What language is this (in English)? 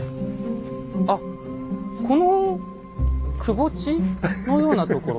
Japanese